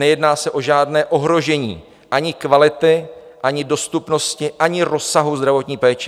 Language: Czech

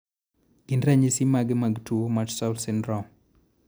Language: Luo (Kenya and Tanzania)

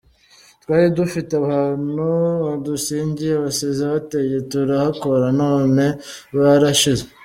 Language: Kinyarwanda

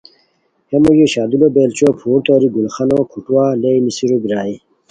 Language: Khowar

